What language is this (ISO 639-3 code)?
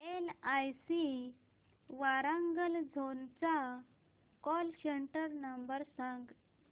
mar